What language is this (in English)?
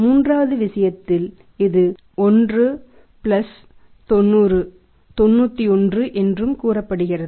Tamil